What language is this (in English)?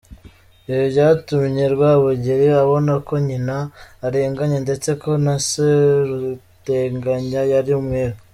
Kinyarwanda